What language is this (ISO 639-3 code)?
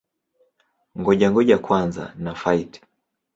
swa